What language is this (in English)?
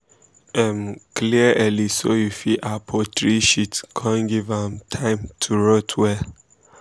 Nigerian Pidgin